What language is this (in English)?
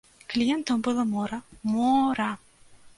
Belarusian